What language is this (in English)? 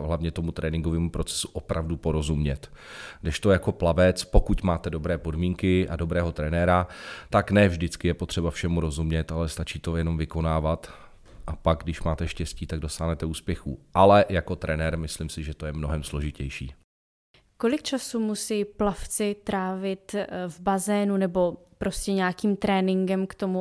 Czech